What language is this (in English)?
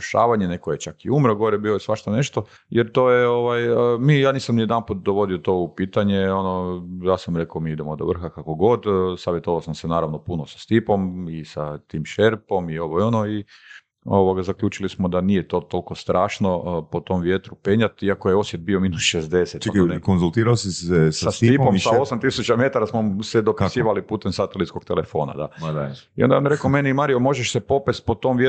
Croatian